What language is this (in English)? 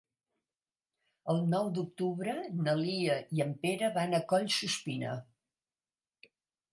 Catalan